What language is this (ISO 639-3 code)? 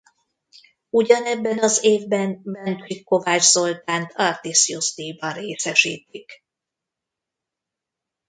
hun